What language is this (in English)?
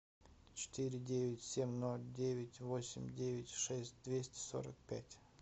Russian